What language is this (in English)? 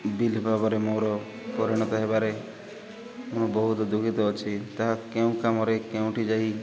Odia